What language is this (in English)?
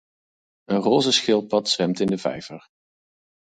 Dutch